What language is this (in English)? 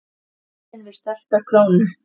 Icelandic